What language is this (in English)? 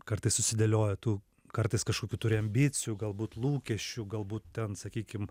Lithuanian